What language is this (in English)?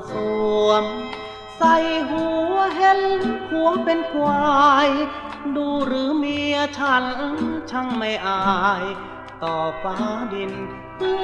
Thai